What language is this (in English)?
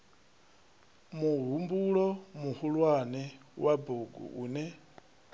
Venda